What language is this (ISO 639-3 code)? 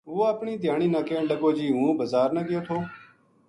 gju